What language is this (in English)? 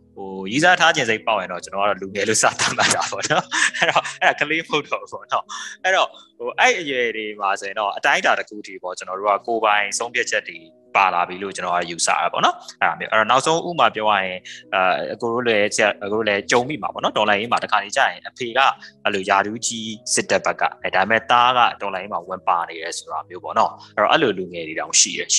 Thai